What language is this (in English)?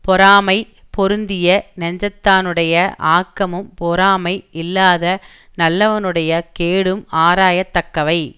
Tamil